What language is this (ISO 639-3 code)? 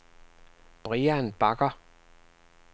dan